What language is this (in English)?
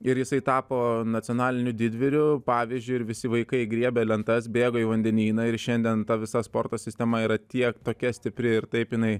Lithuanian